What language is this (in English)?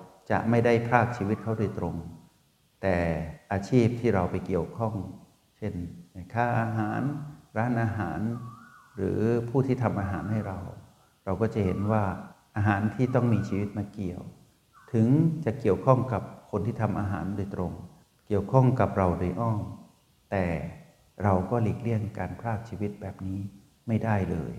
Thai